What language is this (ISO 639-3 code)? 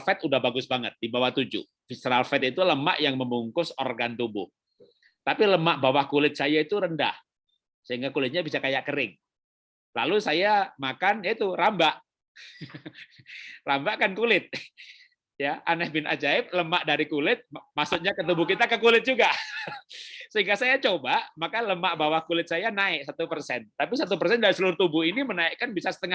ind